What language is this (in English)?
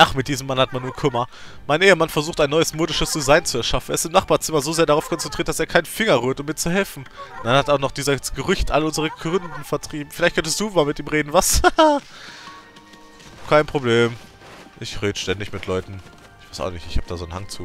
German